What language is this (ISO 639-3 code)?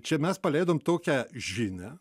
lit